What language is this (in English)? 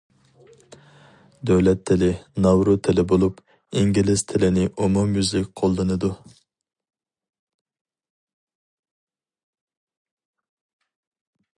Uyghur